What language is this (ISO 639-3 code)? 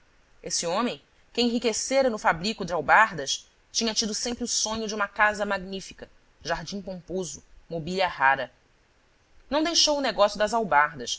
por